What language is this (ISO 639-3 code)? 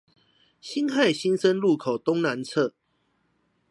zho